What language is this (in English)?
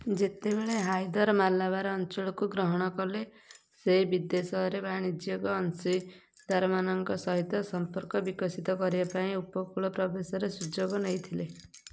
Odia